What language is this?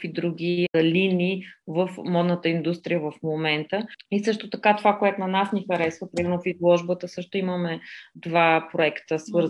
Bulgarian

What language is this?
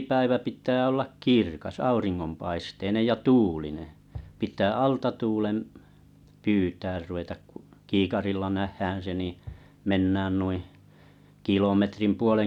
Finnish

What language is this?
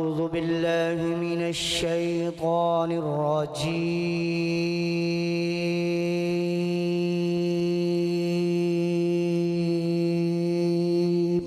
Arabic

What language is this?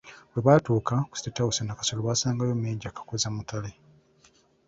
Ganda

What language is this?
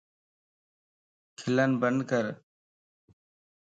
Lasi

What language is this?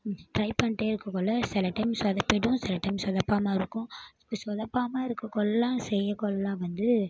Tamil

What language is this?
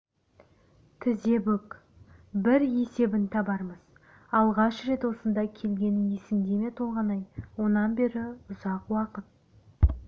Kazakh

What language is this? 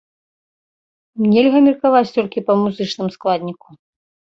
Belarusian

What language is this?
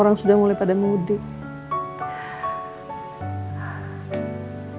Indonesian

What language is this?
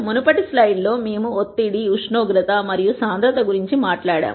Telugu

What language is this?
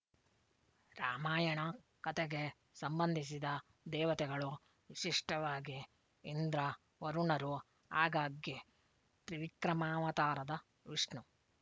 Kannada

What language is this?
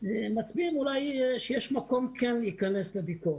Hebrew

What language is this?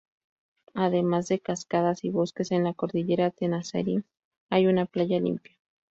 Spanish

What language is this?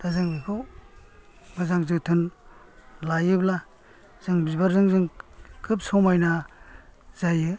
Bodo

